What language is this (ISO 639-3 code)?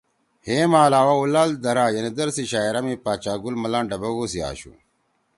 trw